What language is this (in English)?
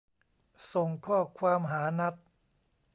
Thai